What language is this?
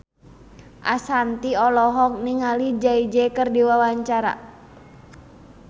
Sundanese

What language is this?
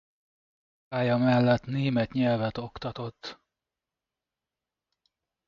Hungarian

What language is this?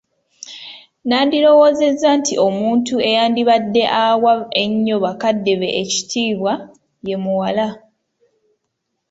Ganda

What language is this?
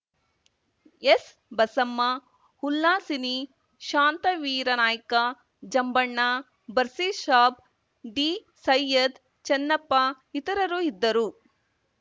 Kannada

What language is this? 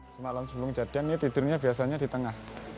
Indonesian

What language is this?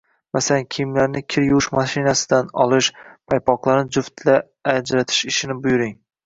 Uzbek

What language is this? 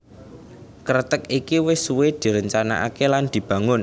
Javanese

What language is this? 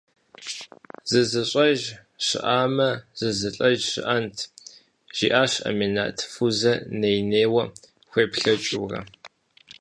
Kabardian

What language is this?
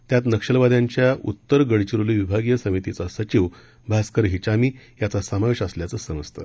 Marathi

